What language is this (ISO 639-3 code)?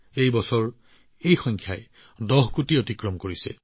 asm